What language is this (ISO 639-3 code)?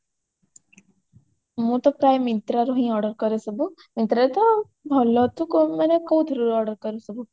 ori